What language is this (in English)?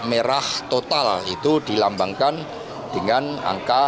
Indonesian